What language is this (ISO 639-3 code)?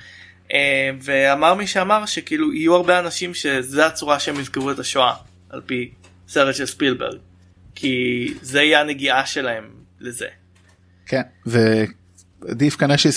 heb